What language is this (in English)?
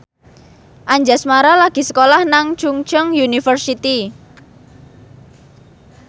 Javanese